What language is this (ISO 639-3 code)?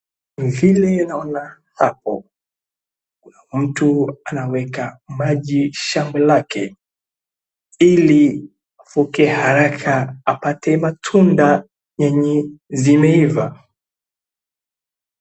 swa